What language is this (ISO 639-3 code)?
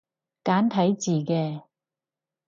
yue